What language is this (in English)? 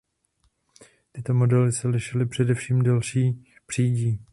Czech